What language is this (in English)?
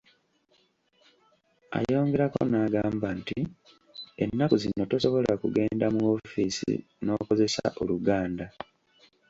Ganda